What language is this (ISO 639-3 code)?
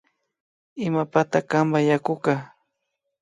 qvi